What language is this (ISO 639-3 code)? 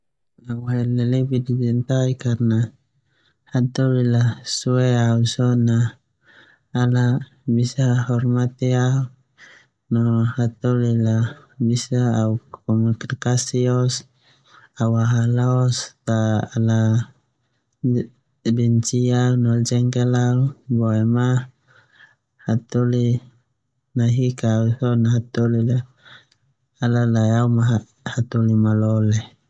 twu